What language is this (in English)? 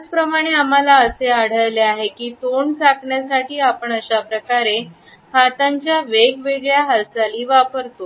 Marathi